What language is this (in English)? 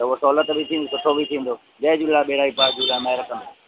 Sindhi